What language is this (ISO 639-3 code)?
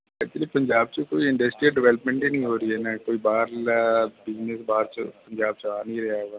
pan